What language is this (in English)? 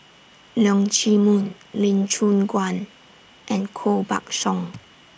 English